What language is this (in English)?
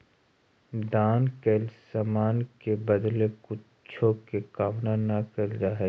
Magahi